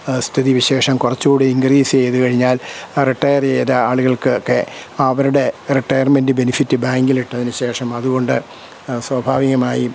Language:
Malayalam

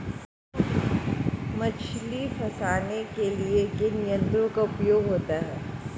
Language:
Hindi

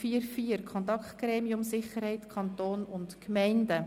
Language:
Swiss German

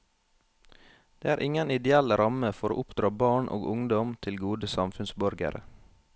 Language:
Norwegian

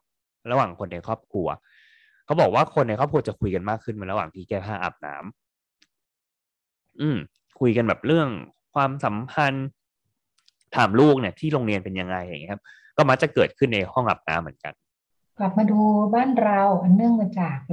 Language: Thai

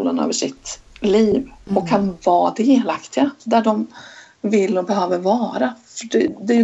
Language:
Swedish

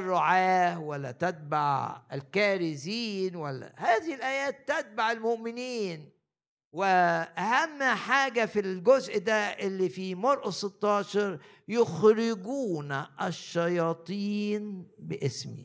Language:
Arabic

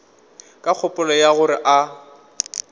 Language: Northern Sotho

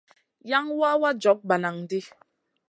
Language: Masana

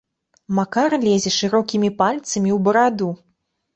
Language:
Belarusian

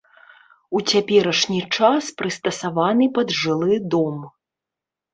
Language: Belarusian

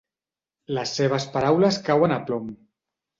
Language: Catalan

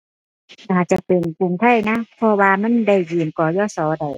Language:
Thai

